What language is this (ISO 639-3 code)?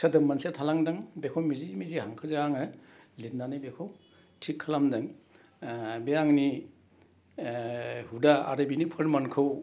brx